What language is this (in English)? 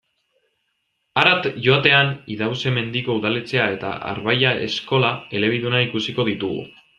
Basque